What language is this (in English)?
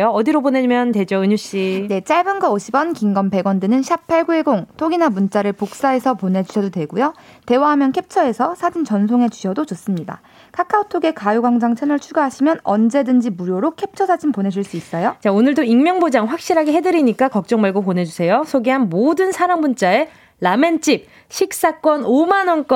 Korean